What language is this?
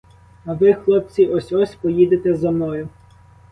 Ukrainian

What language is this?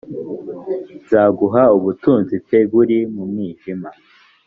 Kinyarwanda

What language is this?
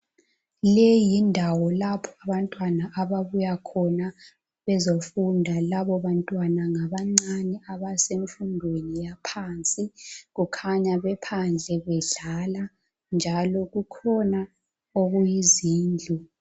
North Ndebele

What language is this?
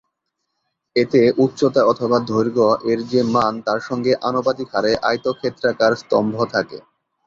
Bangla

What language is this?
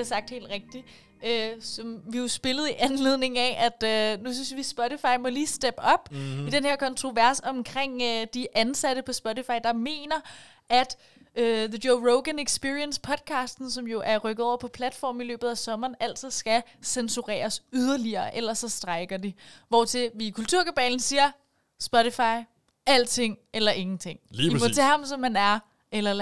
Danish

